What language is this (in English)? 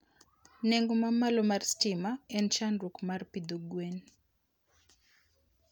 Luo (Kenya and Tanzania)